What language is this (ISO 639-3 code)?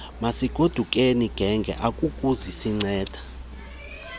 xho